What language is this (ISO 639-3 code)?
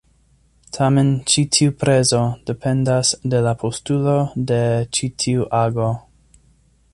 epo